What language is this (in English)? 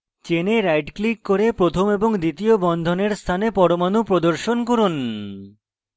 Bangla